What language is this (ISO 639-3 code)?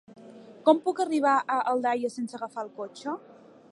cat